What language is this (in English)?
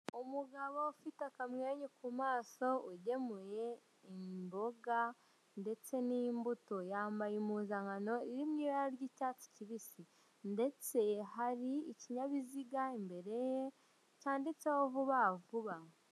Kinyarwanda